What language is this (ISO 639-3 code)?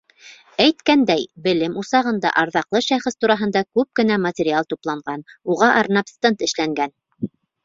bak